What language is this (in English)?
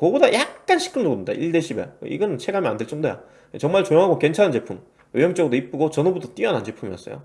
Korean